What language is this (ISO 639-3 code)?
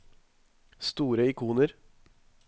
nor